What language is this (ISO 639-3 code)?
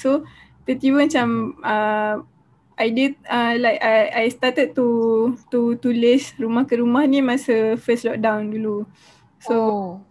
msa